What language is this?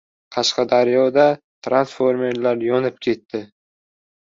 Uzbek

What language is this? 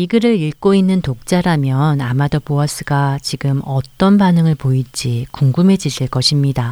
Korean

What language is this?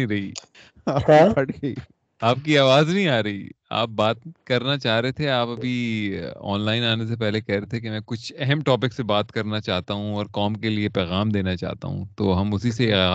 Urdu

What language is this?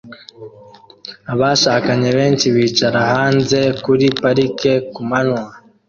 Kinyarwanda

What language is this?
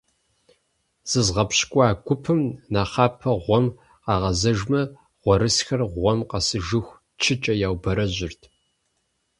Kabardian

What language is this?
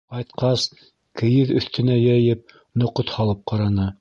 Bashkir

